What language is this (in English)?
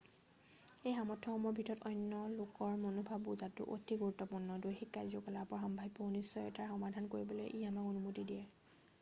Assamese